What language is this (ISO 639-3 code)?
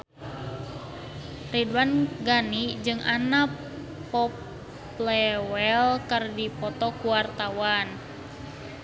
sun